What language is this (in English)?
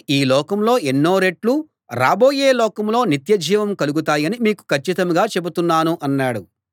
Telugu